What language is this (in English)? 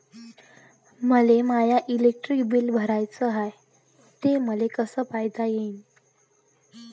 Marathi